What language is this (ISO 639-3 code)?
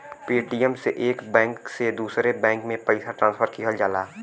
bho